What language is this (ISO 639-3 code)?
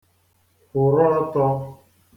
ibo